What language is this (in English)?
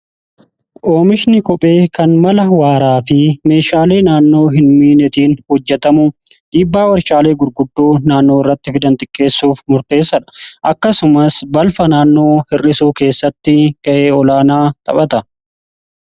Oromo